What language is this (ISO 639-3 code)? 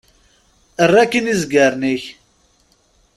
kab